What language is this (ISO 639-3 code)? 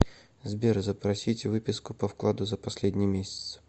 rus